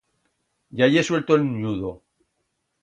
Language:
Aragonese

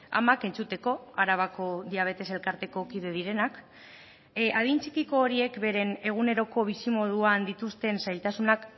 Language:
Basque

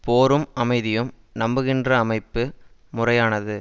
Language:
Tamil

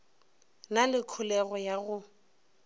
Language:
Northern Sotho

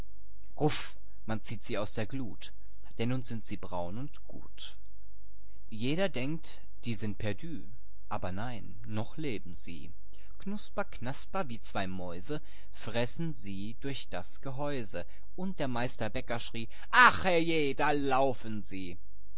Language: German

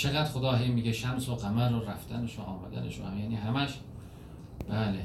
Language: Persian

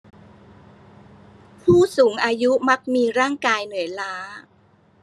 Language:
Thai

